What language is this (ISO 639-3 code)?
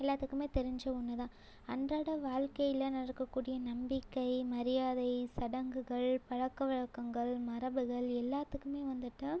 tam